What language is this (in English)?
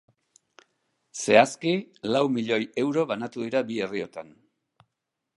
Basque